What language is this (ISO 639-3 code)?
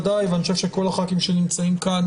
heb